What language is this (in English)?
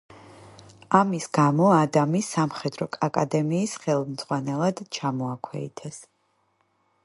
Georgian